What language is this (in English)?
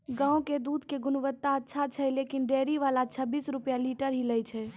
Maithili